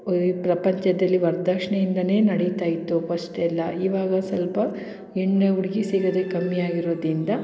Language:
Kannada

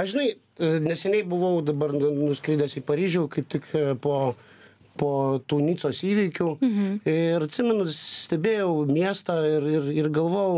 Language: Lithuanian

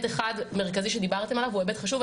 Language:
Hebrew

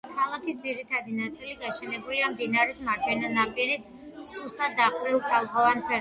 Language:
Georgian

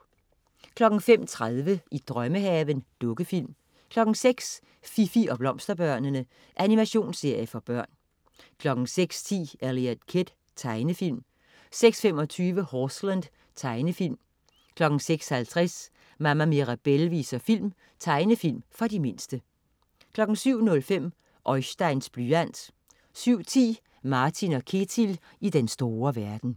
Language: Danish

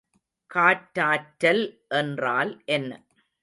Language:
Tamil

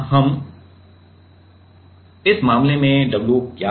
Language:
Hindi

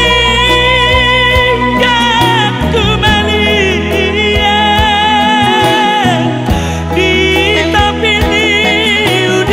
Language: Arabic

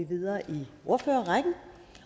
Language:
Danish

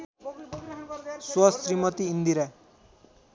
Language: Nepali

